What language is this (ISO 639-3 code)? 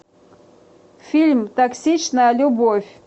rus